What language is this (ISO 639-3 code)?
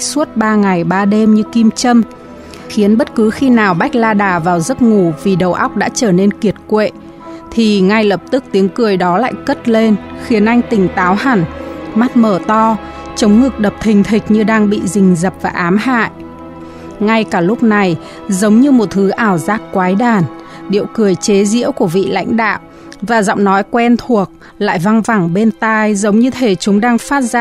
vie